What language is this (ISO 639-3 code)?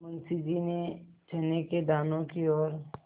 hin